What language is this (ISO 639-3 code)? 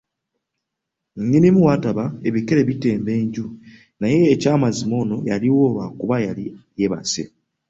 lug